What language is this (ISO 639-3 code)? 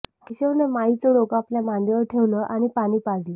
mar